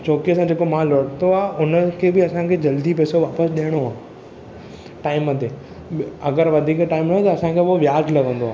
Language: Sindhi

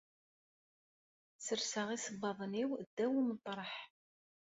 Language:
Kabyle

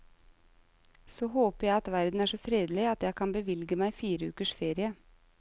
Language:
Norwegian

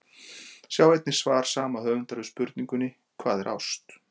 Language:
Icelandic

